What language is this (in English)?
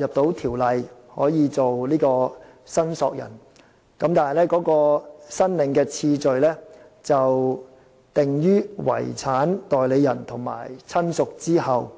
Cantonese